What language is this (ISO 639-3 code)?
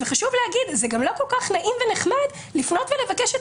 heb